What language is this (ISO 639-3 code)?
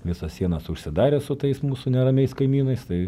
lit